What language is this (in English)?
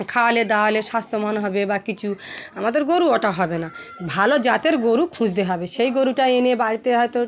Bangla